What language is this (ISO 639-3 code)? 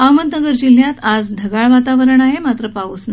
mar